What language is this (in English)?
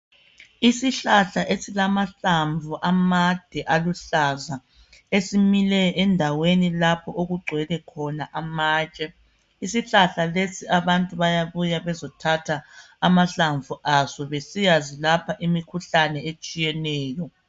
North Ndebele